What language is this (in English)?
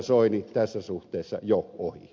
Finnish